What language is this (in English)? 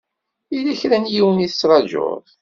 Kabyle